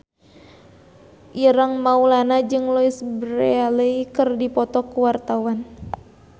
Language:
Sundanese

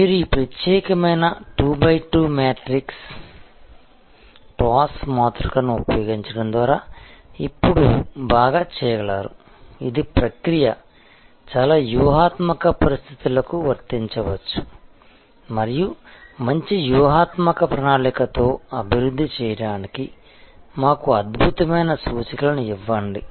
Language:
Telugu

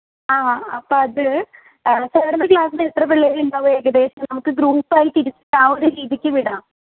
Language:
Malayalam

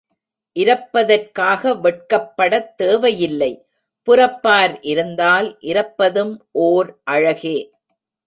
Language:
Tamil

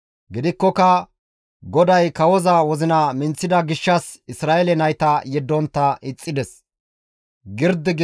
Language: Gamo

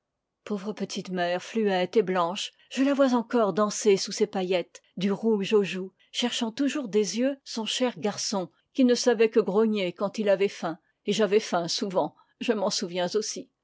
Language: French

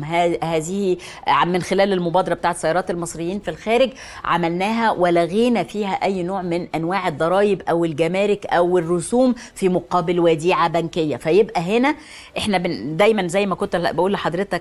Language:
Arabic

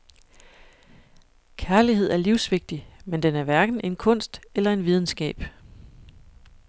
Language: Danish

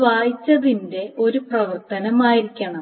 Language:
Malayalam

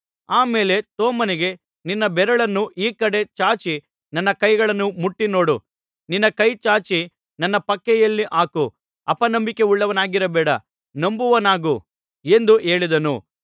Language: Kannada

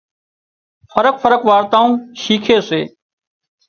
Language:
Wadiyara Koli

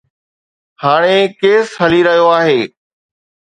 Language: Sindhi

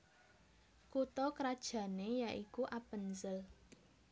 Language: Javanese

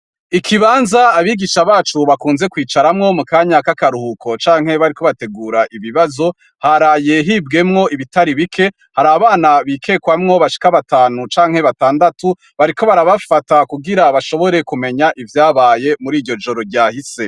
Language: Rundi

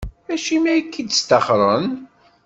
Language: Kabyle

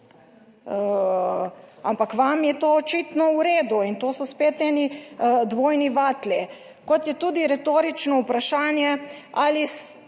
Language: Slovenian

